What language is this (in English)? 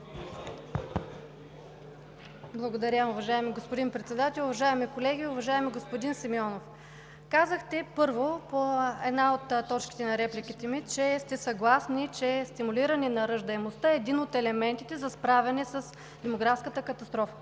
Bulgarian